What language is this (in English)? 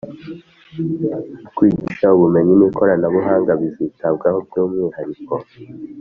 Kinyarwanda